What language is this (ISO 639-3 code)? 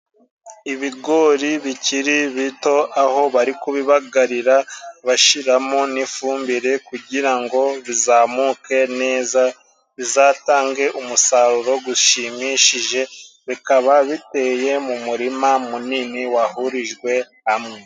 kin